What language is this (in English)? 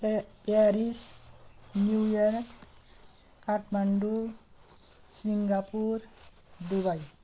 Nepali